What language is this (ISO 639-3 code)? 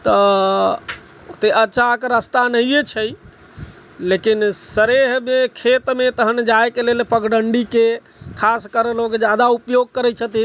mai